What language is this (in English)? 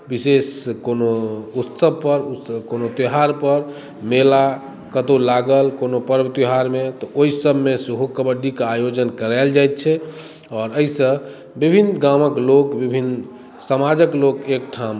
Maithili